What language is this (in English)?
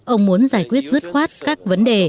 Vietnamese